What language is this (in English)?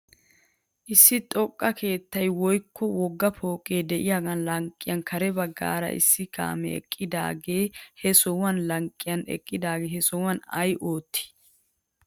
Wolaytta